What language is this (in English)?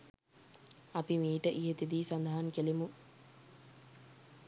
Sinhala